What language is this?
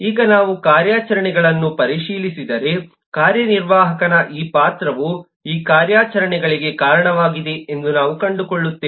Kannada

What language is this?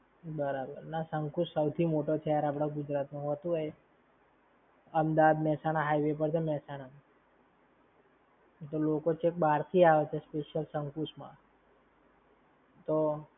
Gujarati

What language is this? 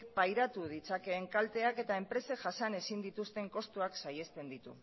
Basque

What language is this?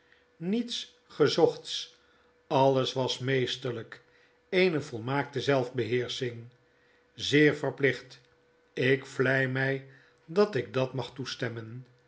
Dutch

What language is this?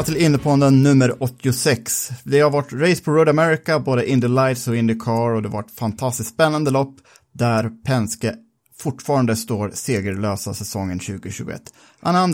Swedish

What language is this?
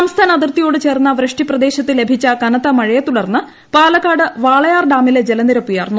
Malayalam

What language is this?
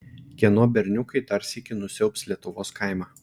Lithuanian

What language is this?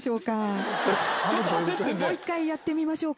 Japanese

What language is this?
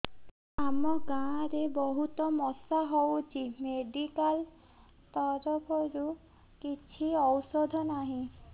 Odia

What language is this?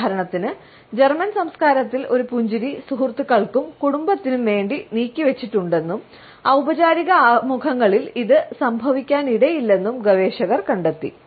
Malayalam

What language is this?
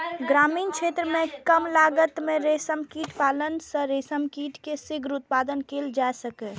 Maithili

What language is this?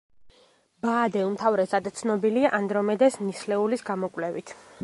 Georgian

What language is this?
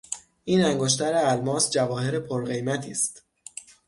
Persian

